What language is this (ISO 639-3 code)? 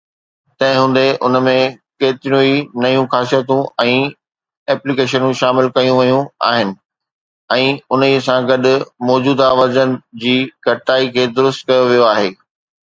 snd